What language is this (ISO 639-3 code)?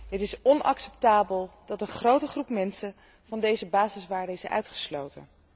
nld